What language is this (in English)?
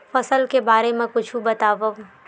Chhattisgarhi